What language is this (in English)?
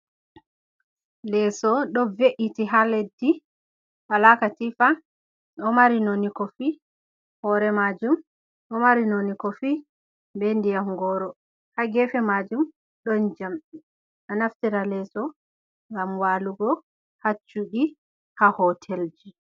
Fula